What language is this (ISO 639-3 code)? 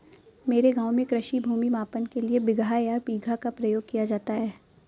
hin